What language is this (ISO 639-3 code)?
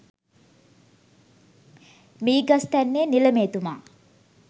sin